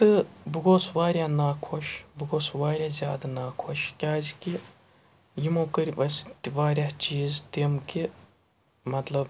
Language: Kashmiri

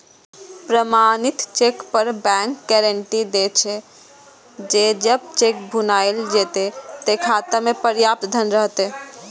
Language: Maithili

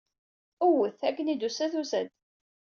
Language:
Kabyle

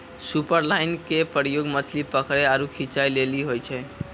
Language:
Maithili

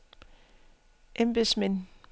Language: Danish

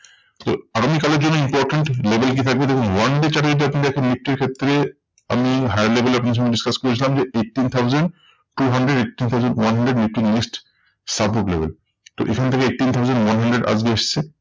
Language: Bangla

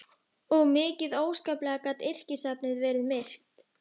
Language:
Icelandic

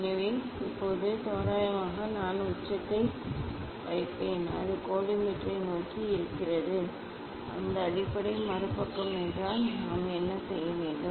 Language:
Tamil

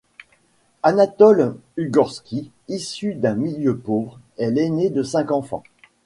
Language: French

